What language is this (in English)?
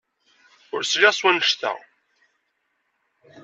Kabyle